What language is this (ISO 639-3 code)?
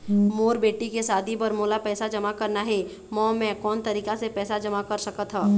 hne